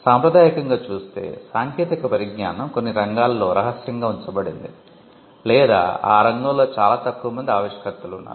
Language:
Telugu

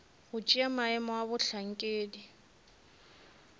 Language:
Northern Sotho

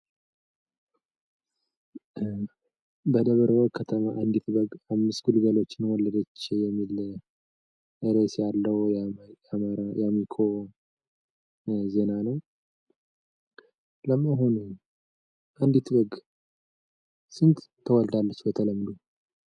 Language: Amharic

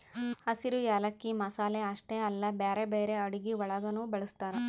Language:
Kannada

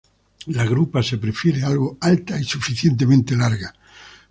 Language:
Spanish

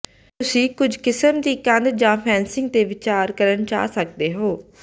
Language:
Punjabi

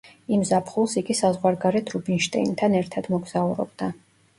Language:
Georgian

